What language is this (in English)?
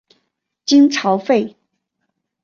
Chinese